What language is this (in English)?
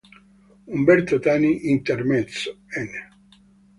Italian